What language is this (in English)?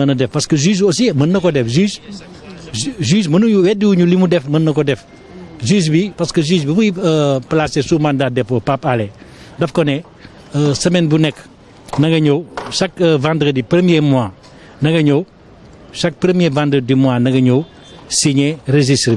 French